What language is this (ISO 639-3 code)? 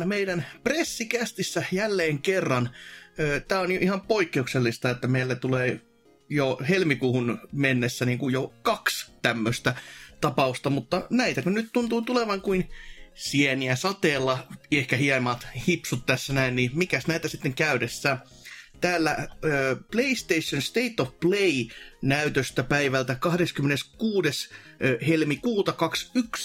fin